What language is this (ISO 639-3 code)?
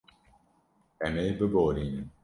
kur